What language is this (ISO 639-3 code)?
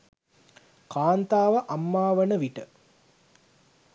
sin